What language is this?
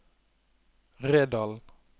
Norwegian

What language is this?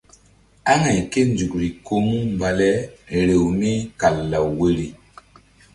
Mbum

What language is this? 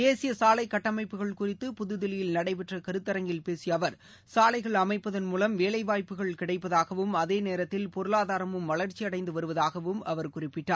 Tamil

